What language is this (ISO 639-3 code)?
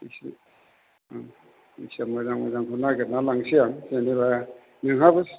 brx